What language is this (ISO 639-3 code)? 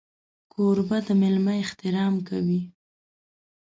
pus